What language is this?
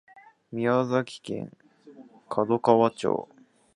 Japanese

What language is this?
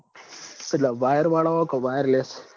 Gujarati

